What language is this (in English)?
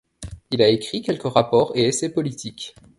French